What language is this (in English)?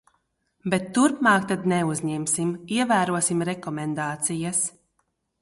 Latvian